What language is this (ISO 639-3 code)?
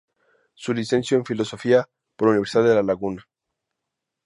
spa